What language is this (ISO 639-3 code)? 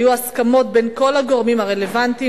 heb